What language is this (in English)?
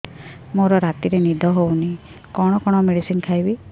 Odia